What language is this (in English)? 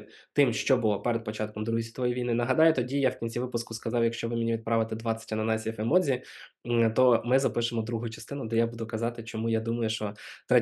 Ukrainian